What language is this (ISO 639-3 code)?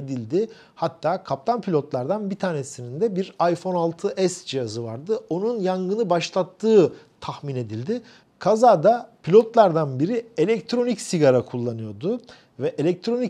tur